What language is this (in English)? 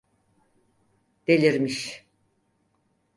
Turkish